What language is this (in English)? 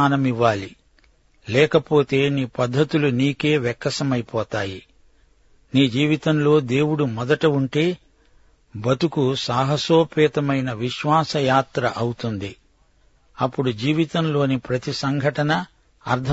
Telugu